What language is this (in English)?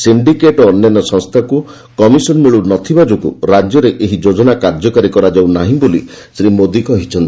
Odia